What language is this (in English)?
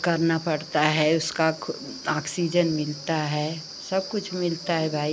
Hindi